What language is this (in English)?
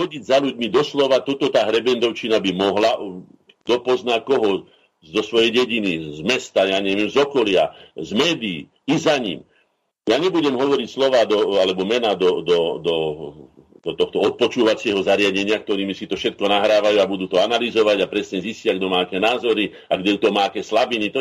Slovak